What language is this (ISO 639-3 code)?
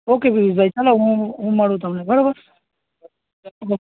guj